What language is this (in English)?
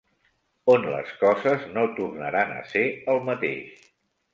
Catalan